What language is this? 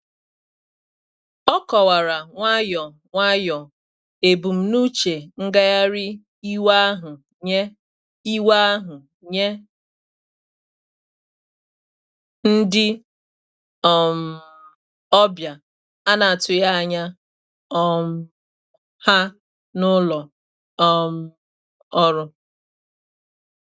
Igbo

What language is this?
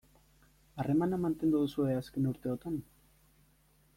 Basque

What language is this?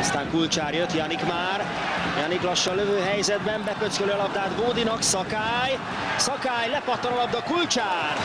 Hungarian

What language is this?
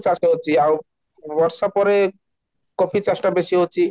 Odia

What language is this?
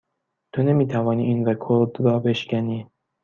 Persian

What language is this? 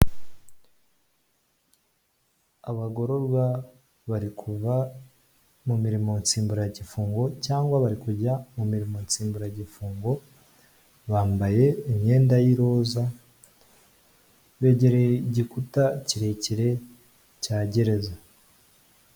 Kinyarwanda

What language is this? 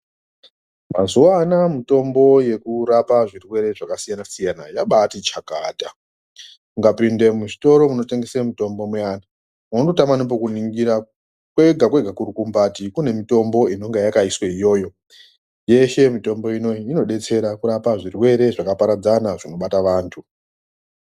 Ndau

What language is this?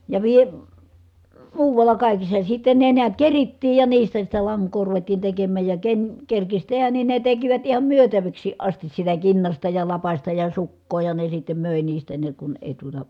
Finnish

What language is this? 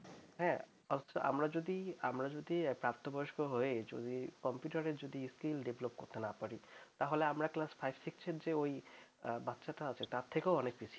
Bangla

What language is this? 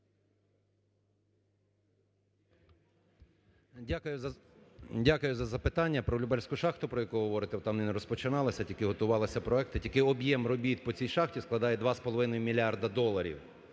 Ukrainian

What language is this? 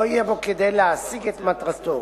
Hebrew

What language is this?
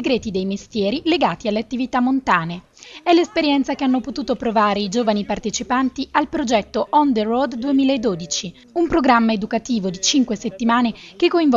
Italian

